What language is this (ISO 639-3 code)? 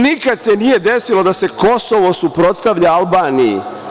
srp